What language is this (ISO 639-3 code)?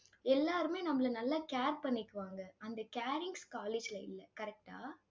tam